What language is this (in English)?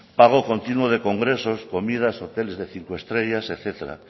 Spanish